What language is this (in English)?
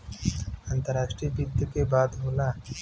Bhojpuri